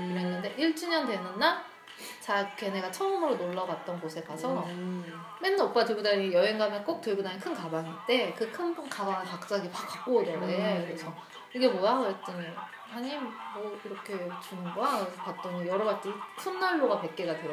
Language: Korean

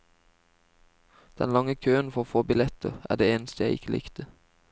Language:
Norwegian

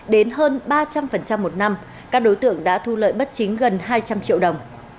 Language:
Vietnamese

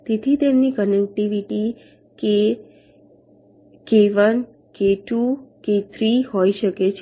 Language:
Gujarati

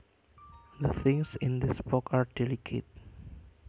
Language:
Javanese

